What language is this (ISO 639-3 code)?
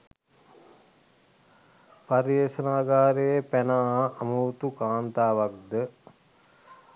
sin